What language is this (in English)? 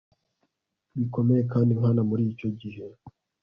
Kinyarwanda